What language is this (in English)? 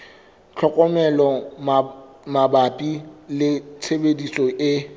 Southern Sotho